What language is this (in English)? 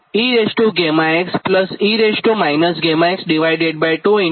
Gujarati